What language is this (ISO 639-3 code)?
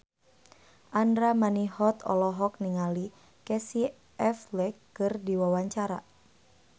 sun